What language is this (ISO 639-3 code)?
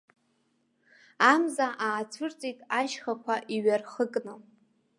abk